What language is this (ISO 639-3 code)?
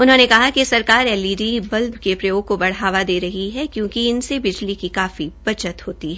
hin